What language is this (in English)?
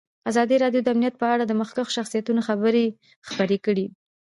Pashto